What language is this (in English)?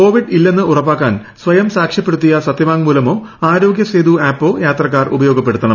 Malayalam